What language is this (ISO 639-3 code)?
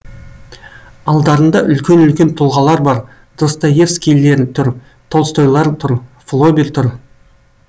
kaz